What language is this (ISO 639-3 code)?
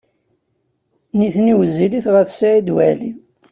kab